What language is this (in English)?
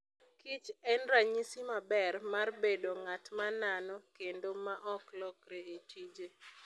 Luo (Kenya and Tanzania)